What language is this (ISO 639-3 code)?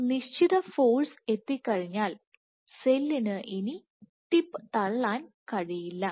mal